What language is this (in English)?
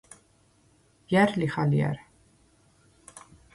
Svan